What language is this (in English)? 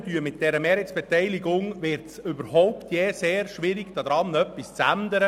Swiss German